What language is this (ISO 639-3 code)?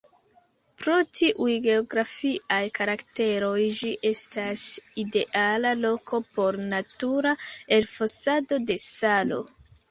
epo